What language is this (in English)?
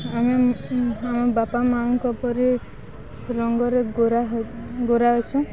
Odia